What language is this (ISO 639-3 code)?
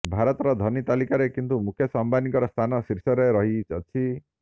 ori